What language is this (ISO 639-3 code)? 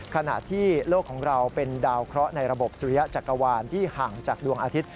tha